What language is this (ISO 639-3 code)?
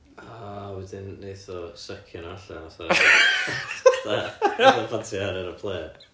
cym